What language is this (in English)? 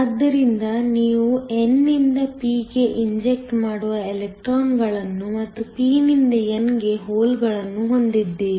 Kannada